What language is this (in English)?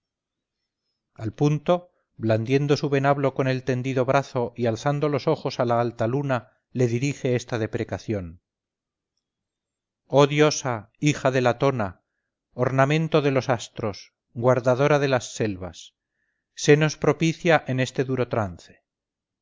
Spanish